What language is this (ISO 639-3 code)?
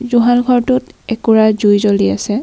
asm